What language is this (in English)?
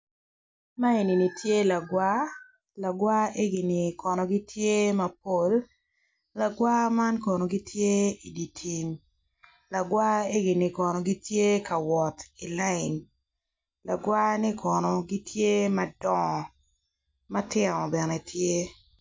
Acoli